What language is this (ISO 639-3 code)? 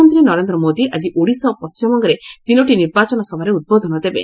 ori